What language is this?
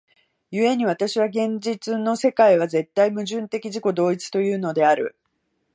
Japanese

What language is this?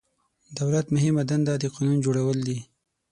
Pashto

